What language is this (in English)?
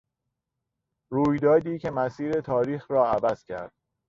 Persian